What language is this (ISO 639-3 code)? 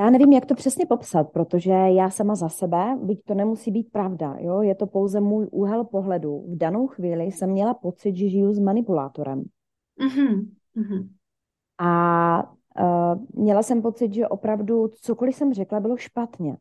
ces